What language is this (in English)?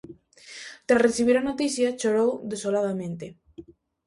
Galician